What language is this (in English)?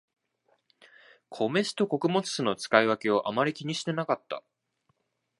Japanese